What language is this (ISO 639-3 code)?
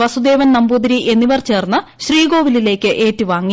mal